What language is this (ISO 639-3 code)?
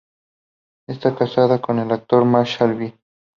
spa